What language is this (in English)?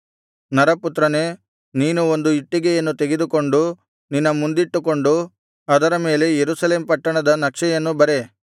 Kannada